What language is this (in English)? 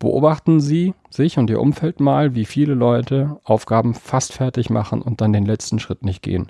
German